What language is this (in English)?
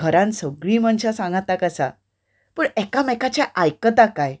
Konkani